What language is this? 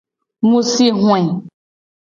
Gen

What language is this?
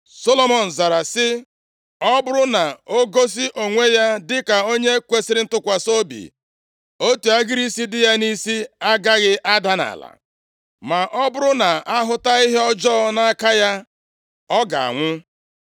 Igbo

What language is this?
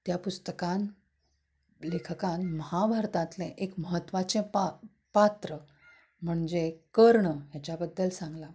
Konkani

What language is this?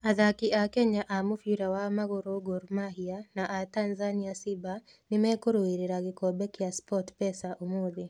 Kikuyu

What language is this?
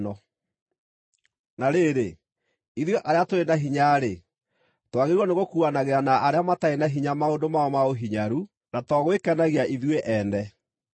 Kikuyu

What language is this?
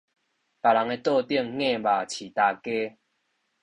Min Nan Chinese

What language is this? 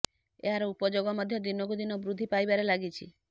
Odia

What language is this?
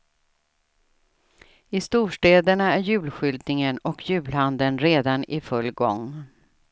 Swedish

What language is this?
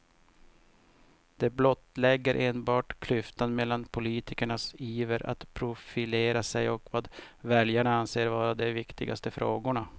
Swedish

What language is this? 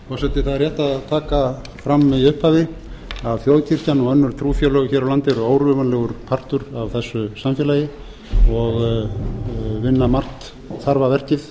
Icelandic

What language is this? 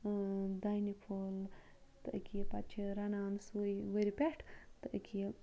Kashmiri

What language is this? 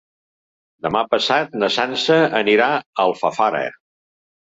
Catalan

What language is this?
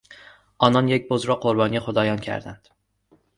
Persian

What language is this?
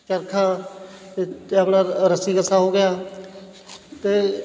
Punjabi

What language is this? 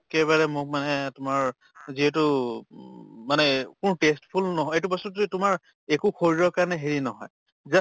Assamese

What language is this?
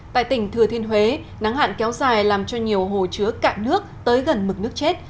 Vietnamese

